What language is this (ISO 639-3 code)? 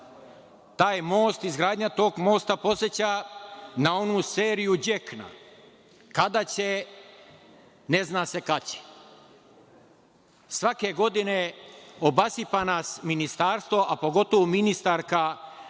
srp